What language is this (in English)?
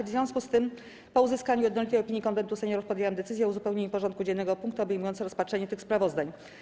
Polish